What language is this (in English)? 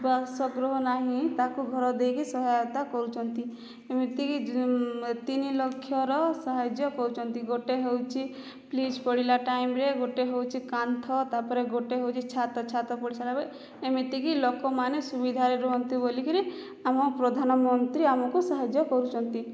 Odia